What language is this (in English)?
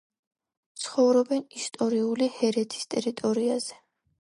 Georgian